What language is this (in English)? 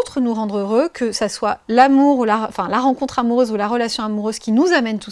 French